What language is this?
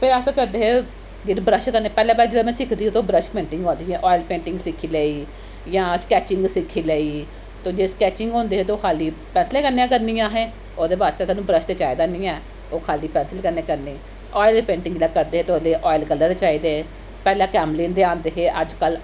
Dogri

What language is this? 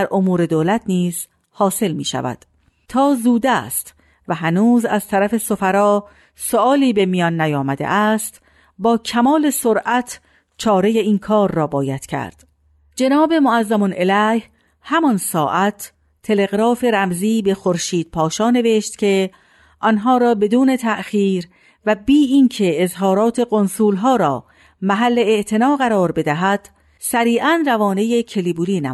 Persian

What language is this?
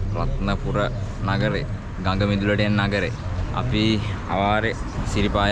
Indonesian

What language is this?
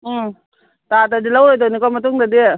Manipuri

